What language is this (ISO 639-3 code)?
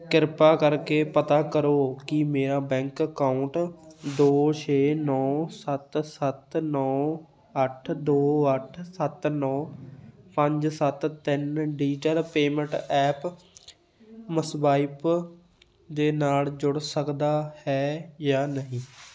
pan